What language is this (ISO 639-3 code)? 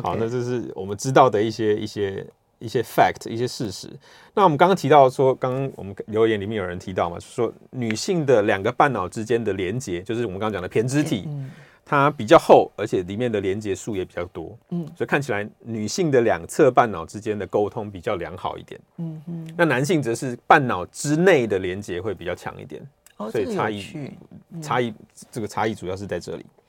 zho